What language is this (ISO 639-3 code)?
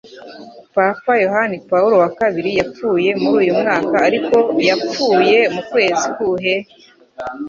kin